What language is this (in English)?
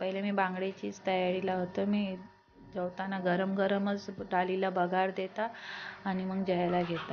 Hindi